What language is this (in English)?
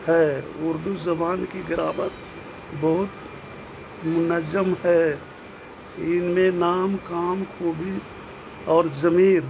Urdu